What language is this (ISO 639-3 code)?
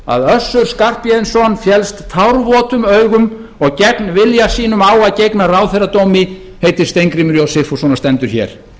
isl